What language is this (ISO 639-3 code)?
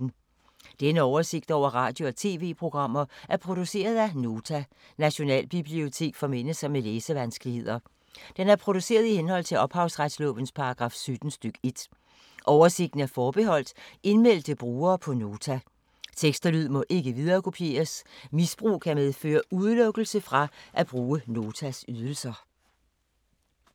dan